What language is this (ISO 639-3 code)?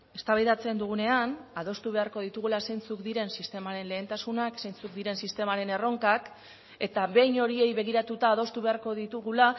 eus